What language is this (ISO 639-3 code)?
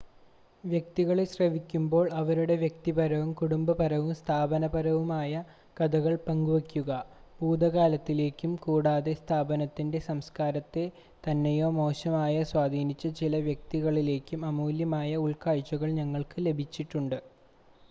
mal